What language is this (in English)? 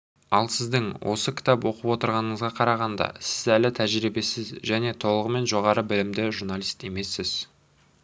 Kazakh